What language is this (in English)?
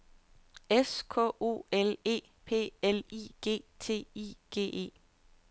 Danish